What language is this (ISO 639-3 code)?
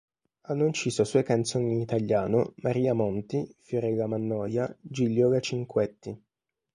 ita